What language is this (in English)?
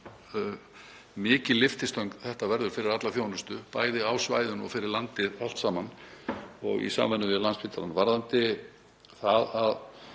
Icelandic